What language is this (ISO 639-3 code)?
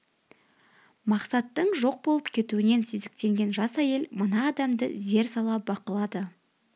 kaz